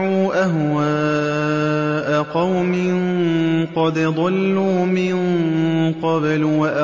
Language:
Arabic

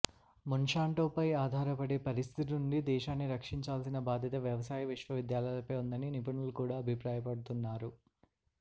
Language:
Telugu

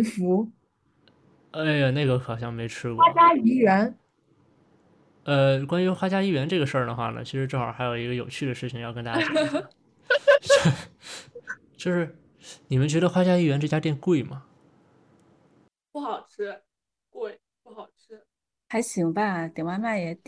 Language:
Chinese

